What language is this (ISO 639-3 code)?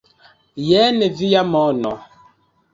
epo